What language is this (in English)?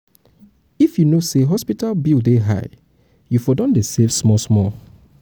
Nigerian Pidgin